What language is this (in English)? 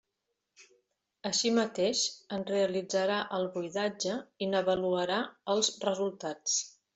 Catalan